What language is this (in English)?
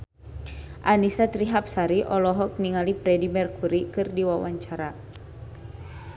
Sundanese